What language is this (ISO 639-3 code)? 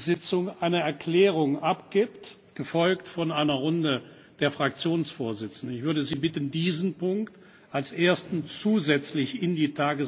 deu